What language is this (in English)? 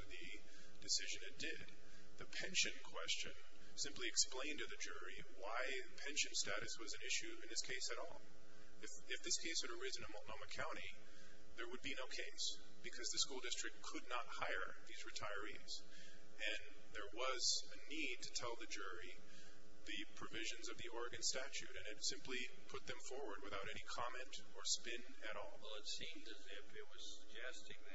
English